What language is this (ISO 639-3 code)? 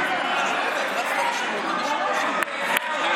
heb